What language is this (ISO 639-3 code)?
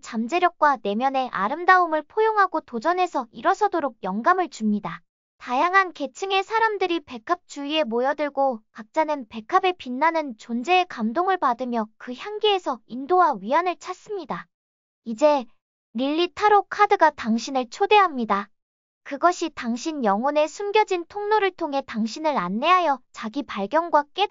kor